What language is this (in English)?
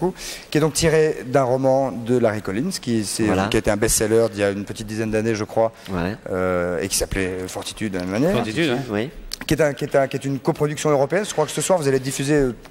French